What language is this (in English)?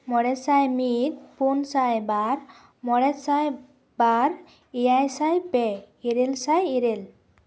Santali